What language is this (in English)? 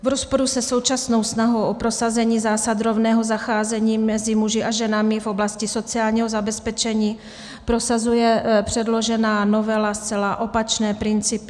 Czech